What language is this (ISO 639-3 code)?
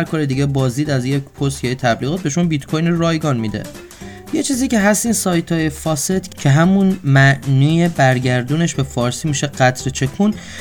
fas